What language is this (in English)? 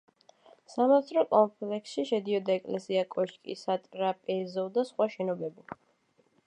Georgian